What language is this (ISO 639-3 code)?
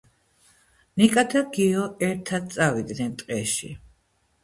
kat